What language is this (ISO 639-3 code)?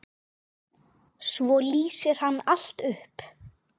isl